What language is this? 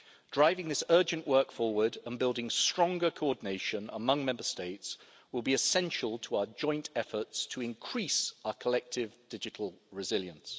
English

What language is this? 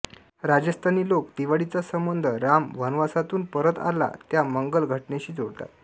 Marathi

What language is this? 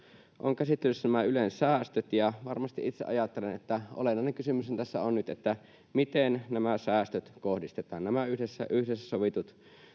Finnish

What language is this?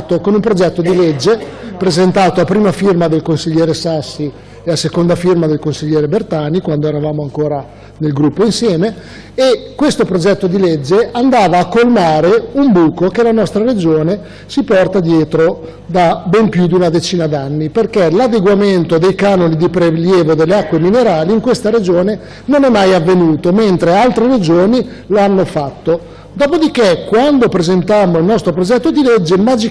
Italian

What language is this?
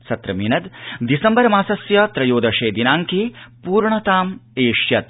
Sanskrit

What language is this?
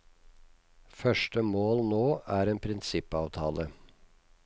Norwegian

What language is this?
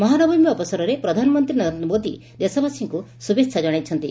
Odia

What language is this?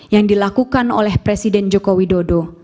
Indonesian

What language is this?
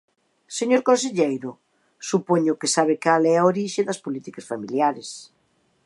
Galician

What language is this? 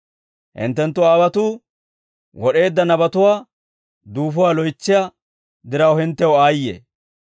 Dawro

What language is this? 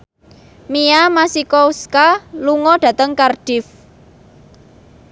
Javanese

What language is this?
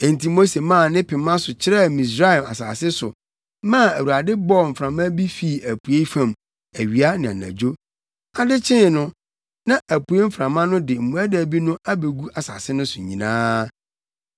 Akan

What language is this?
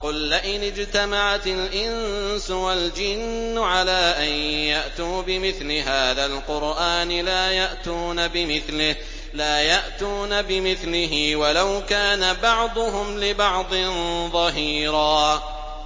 Arabic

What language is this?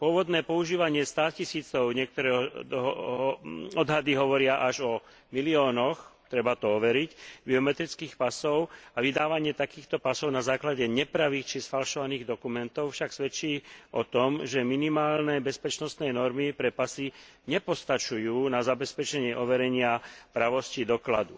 Slovak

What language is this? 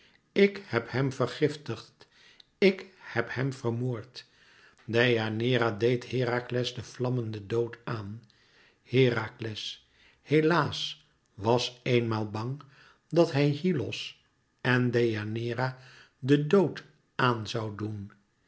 Dutch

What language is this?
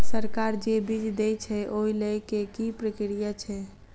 Maithili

